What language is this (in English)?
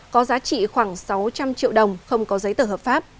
Vietnamese